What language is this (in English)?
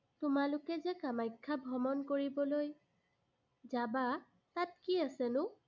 Assamese